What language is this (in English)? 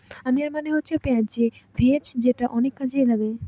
Bangla